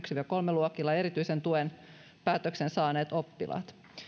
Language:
Finnish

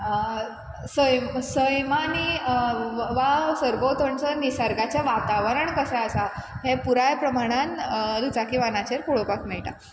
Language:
Konkani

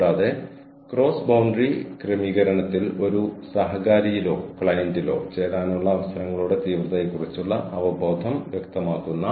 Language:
Malayalam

